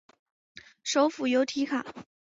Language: Chinese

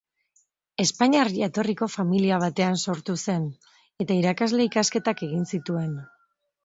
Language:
Basque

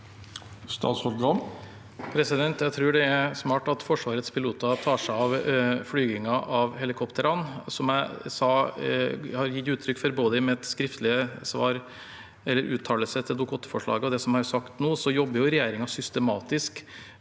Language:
Norwegian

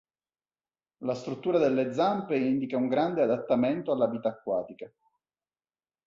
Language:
Italian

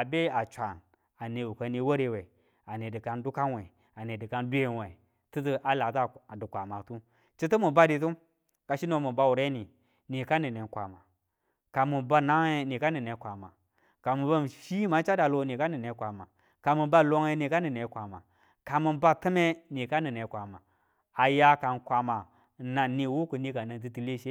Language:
Tula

